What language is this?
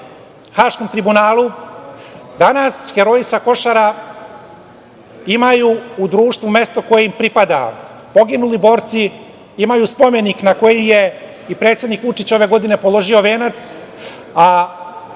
Serbian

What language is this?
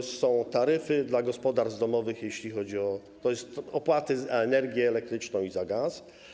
Polish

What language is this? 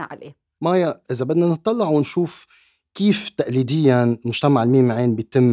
Arabic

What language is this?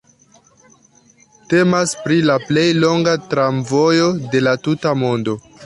Esperanto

